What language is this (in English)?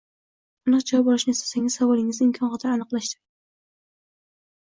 Uzbek